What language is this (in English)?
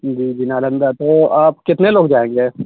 Urdu